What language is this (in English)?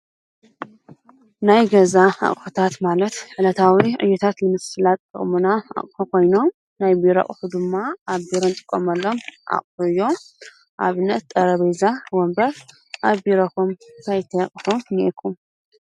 Tigrinya